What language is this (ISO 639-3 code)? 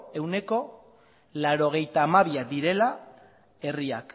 eus